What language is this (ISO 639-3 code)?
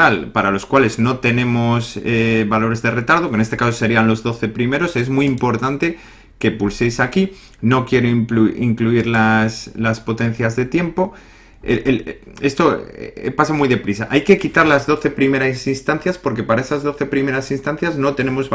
spa